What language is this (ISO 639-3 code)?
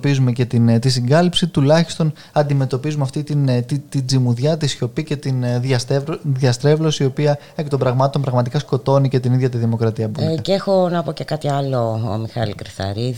ell